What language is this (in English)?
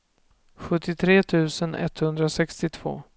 Swedish